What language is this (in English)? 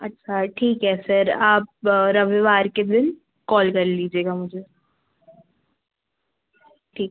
Hindi